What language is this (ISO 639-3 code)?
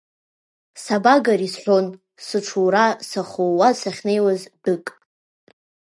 abk